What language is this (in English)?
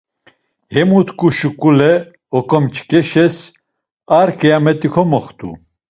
Laz